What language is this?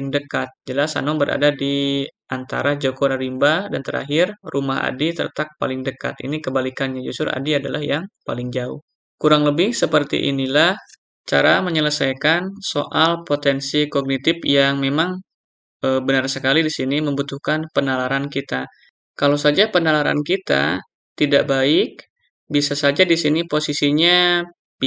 Indonesian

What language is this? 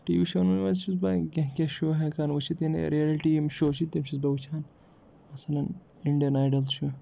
Kashmiri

